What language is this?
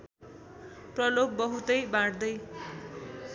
Nepali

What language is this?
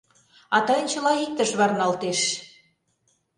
Mari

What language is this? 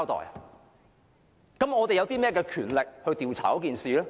Cantonese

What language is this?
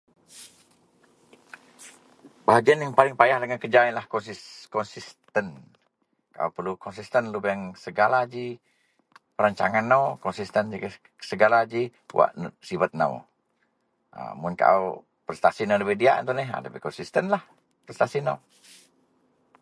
Central Melanau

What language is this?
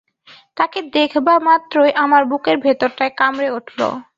Bangla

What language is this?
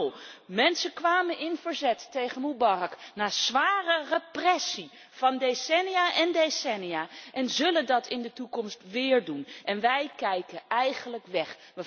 Dutch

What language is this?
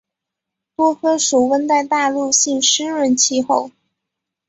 Chinese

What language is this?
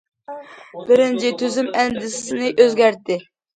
Uyghur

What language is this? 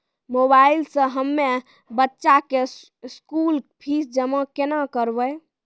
Maithili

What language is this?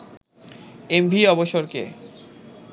Bangla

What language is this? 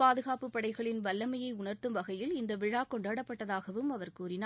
Tamil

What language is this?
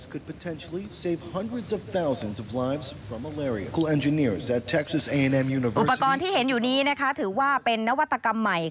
Thai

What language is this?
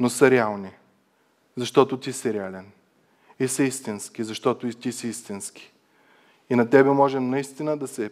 Bulgarian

